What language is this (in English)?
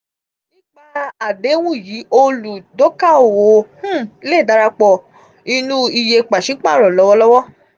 Yoruba